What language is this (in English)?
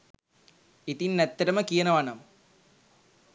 Sinhala